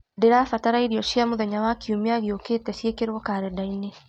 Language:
Kikuyu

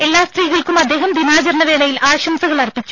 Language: Malayalam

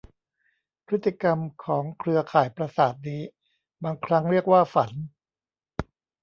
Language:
Thai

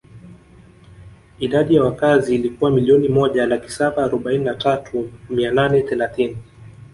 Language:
Swahili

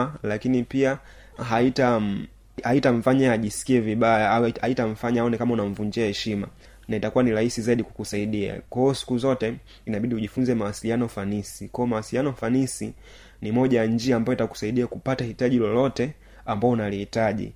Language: Swahili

